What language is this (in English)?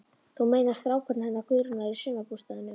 Icelandic